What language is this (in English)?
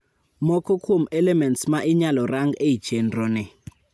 Luo (Kenya and Tanzania)